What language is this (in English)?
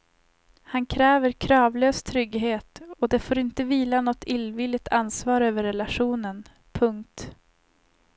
Swedish